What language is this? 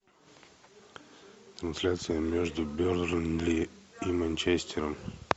Russian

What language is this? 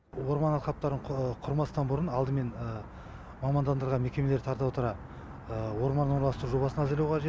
Kazakh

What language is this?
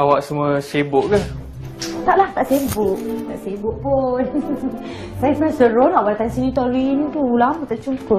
Malay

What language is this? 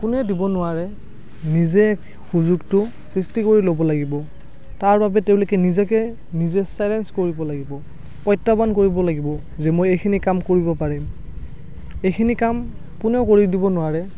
Assamese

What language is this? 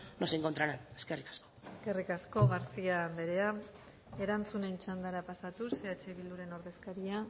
Basque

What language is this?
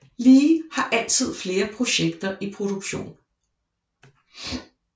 Danish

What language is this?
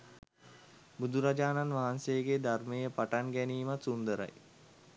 Sinhala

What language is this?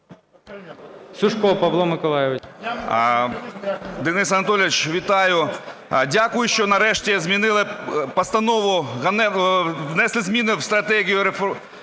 Ukrainian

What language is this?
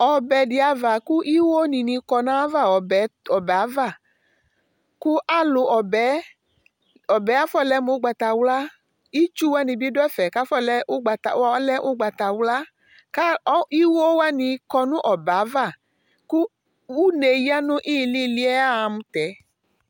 Ikposo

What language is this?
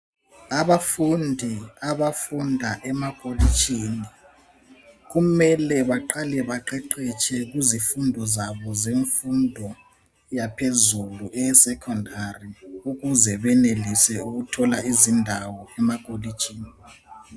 North Ndebele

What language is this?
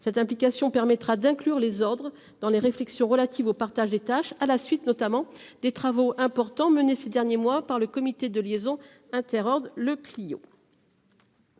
French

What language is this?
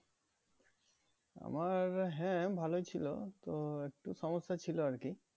Bangla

